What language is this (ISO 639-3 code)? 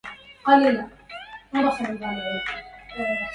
ara